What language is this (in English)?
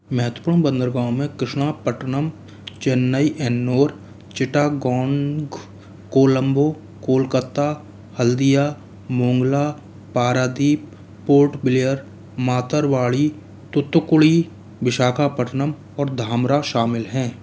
Hindi